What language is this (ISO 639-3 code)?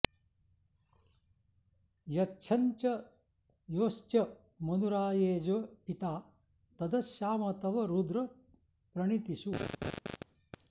san